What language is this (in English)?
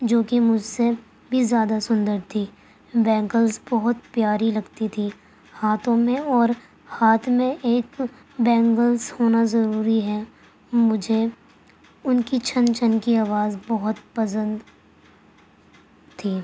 Urdu